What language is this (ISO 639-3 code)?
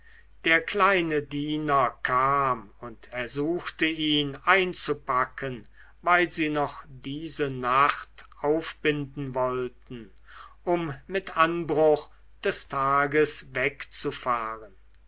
deu